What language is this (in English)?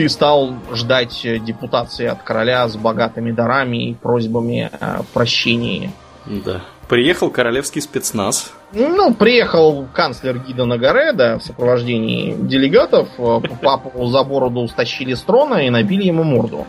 Russian